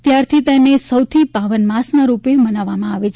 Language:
Gujarati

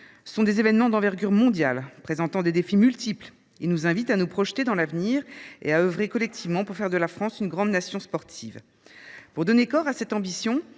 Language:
French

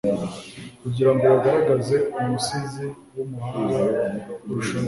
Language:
Kinyarwanda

